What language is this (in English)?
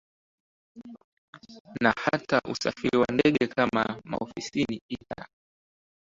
Swahili